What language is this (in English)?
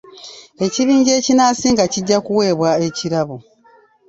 Ganda